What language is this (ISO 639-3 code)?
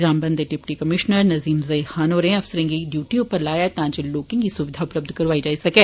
doi